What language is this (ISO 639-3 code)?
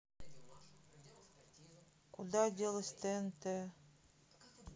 rus